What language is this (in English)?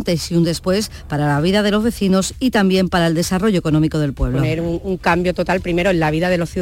Spanish